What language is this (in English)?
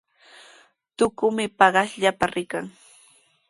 Sihuas Ancash Quechua